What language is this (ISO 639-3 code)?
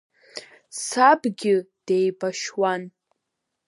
abk